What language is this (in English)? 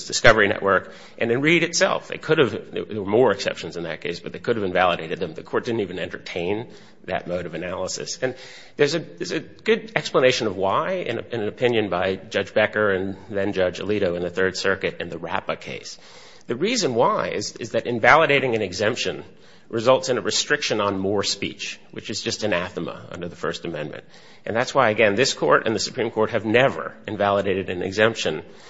English